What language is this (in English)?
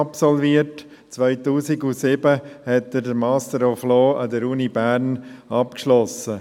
Swiss German